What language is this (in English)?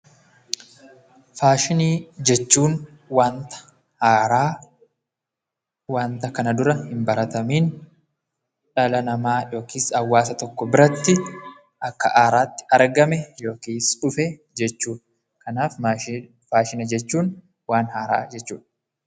Oromo